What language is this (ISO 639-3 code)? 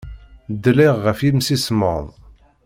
kab